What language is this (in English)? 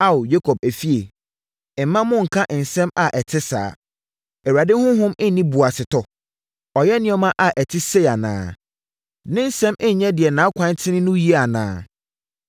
Akan